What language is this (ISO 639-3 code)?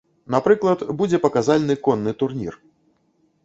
bel